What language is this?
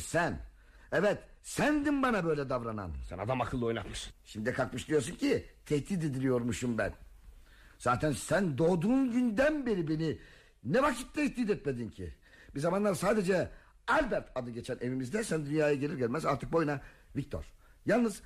Turkish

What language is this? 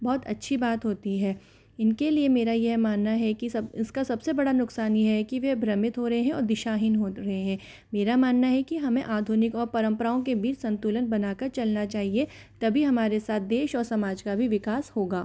Hindi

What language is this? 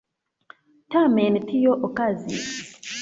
Esperanto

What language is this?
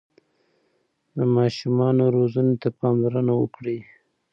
Pashto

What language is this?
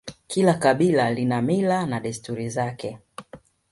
Swahili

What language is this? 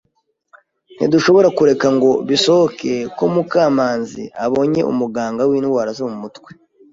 Kinyarwanda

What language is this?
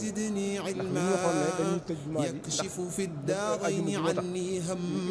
Arabic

